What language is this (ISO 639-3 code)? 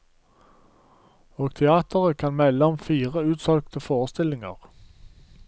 nor